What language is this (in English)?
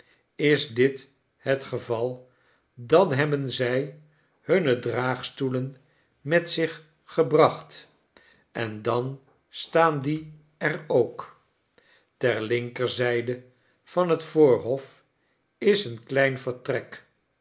Dutch